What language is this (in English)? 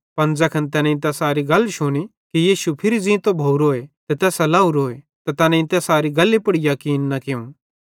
Bhadrawahi